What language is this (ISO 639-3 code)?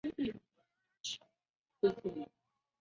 zho